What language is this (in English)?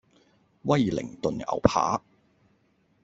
Cantonese